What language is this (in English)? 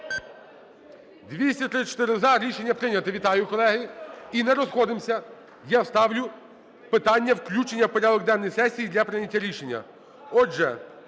Ukrainian